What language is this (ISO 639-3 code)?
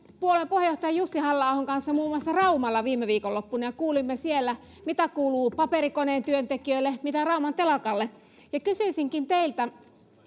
fin